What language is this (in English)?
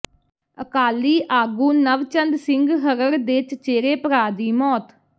Punjabi